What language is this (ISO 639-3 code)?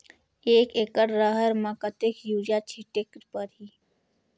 hne